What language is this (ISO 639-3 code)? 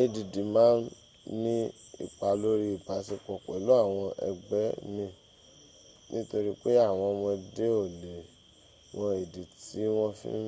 yor